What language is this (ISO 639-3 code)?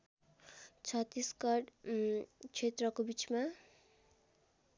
nep